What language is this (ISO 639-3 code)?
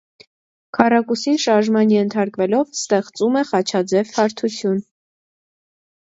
hye